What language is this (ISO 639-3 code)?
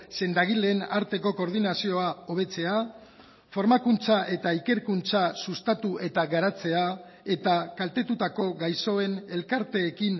eus